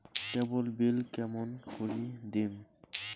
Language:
Bangla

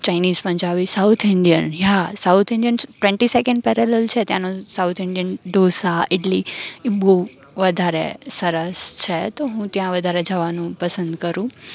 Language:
Gujarati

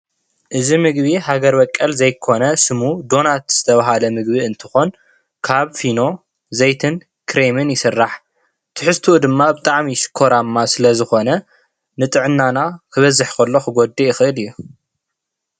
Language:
Tigrinya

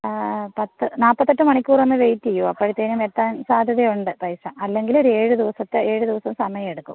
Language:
Malayalam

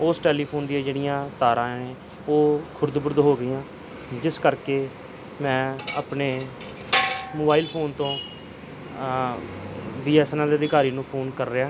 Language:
Punjabi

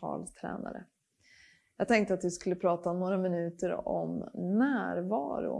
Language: Swedish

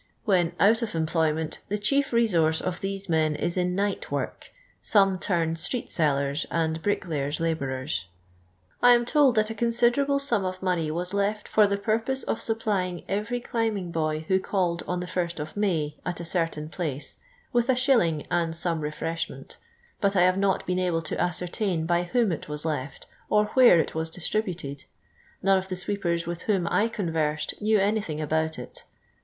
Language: English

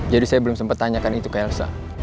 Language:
Indonesian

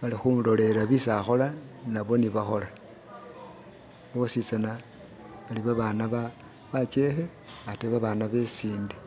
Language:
Masaaba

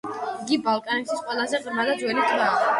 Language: Georgian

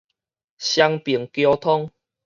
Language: Min Nan Chinese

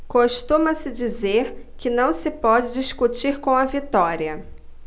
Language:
Portuguese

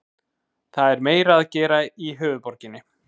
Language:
Icelandic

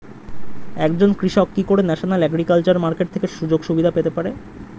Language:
Bangla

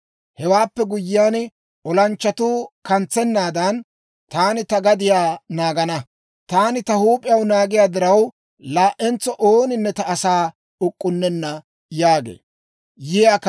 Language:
Dawro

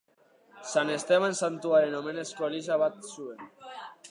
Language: Basque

